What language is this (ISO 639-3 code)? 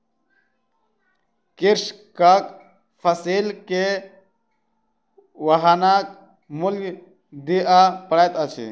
mai